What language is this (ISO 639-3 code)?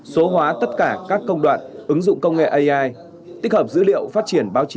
vie